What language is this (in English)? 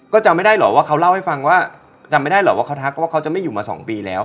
Thai